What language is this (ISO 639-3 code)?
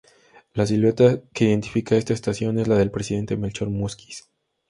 spa